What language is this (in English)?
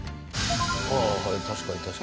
Japanese